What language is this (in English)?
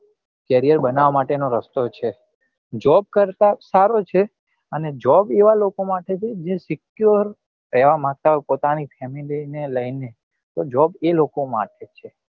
Gujarati